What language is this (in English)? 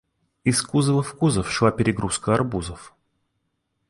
Russian